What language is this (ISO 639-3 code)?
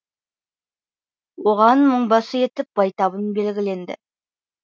kaz